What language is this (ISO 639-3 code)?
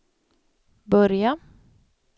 swe